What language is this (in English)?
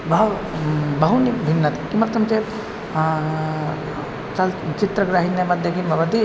Sanskrit